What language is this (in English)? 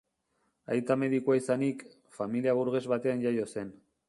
Basque